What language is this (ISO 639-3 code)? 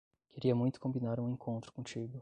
por